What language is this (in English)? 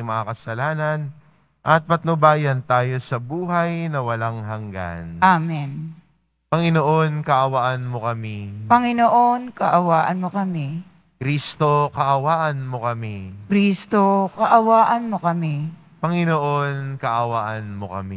Filipino